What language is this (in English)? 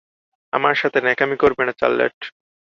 Bangla